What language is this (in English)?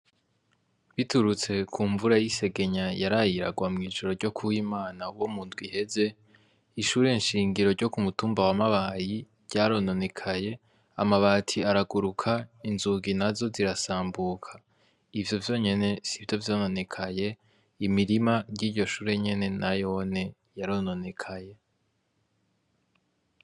Rundi